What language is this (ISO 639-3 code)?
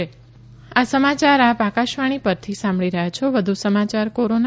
guj